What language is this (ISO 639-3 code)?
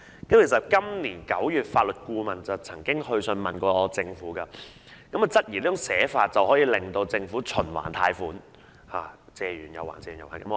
yue